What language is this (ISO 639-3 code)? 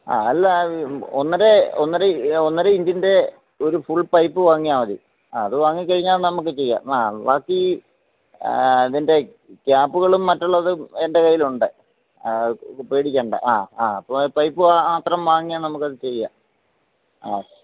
mal